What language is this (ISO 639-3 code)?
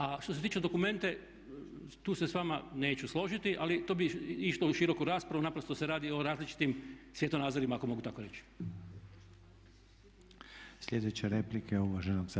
hrv